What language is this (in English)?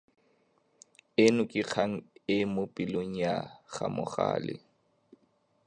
Tswana